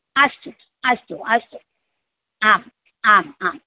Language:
Sanskrit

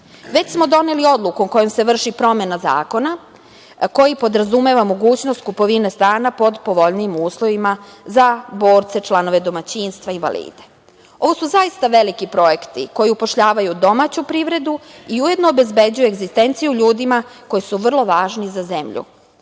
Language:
Serbian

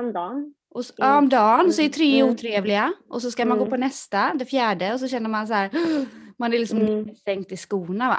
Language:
Swedish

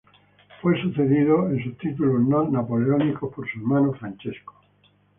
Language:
Spanish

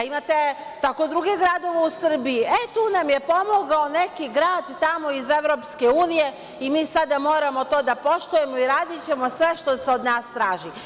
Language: Serbian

